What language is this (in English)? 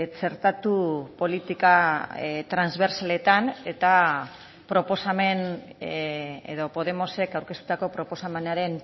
Basque